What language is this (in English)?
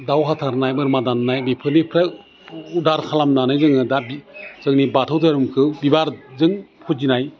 Bodo